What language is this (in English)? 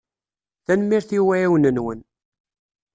Kabyle